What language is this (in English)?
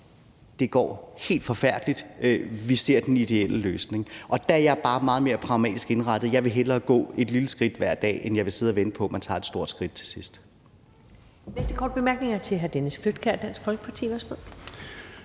Danish